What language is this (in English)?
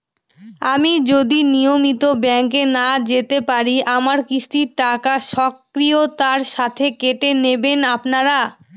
Bangla